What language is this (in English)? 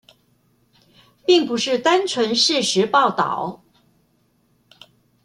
Chinese